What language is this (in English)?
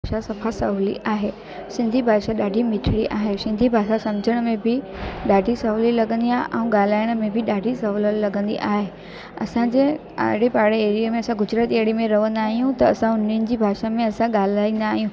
Sindhi